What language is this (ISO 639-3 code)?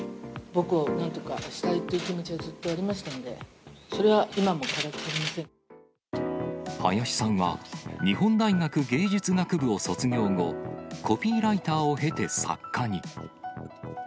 jpn